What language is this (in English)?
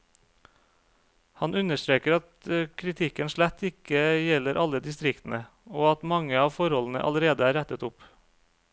Norwegian